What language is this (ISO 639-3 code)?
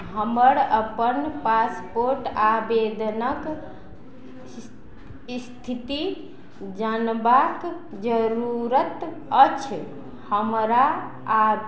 mai